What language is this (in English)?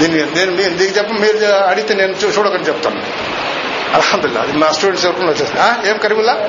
Telugu